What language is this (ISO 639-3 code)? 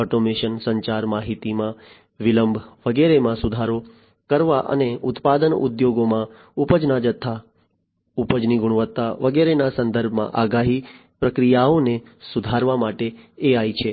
guj